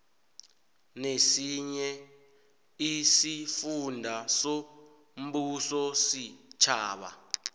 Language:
South Ndebele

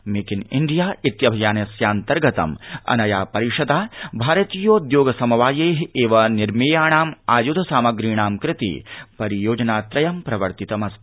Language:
Sanskrit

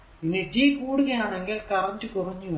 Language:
Malayalam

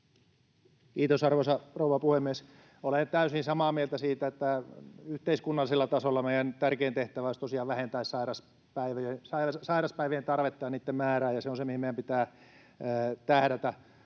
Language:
Finnish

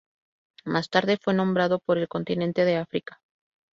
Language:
Spanish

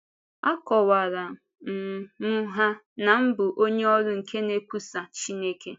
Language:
Igbo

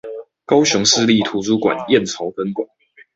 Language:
Chinese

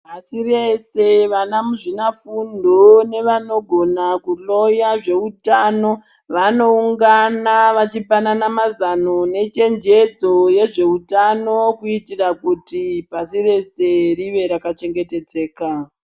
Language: Ndau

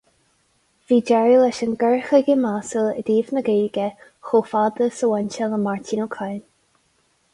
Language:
Irish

